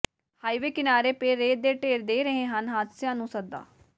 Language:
Punjabi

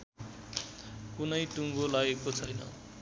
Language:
Nepali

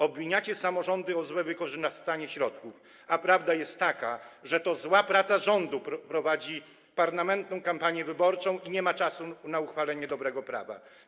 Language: Polish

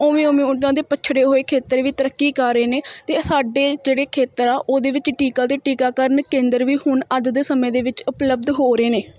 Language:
Punjabi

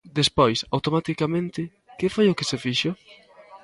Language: Galician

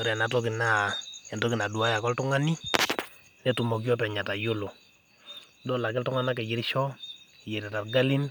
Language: Masai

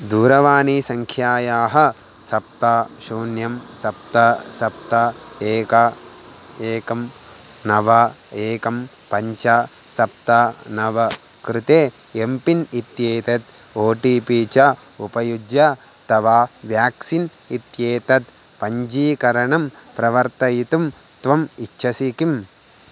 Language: Sanskrit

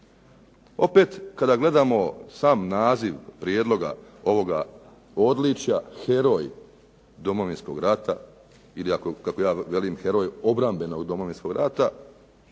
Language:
Croatian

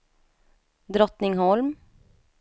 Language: Swedish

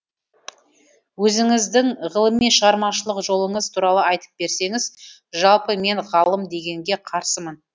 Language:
Kazakh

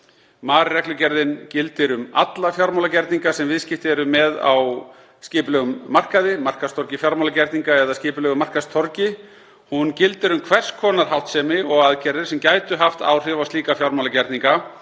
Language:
Icelandic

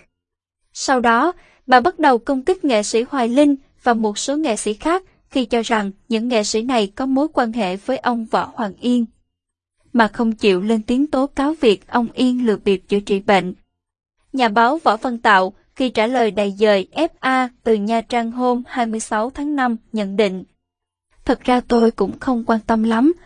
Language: Vietnamese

